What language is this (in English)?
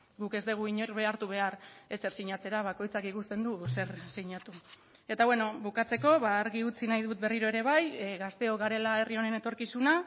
Basque